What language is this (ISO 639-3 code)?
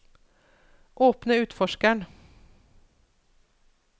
nor